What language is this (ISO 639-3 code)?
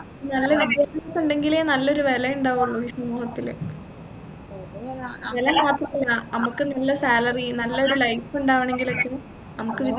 mal